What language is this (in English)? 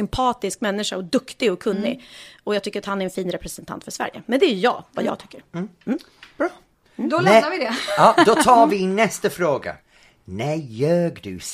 Swedish